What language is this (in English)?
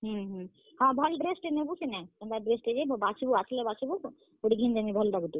Odia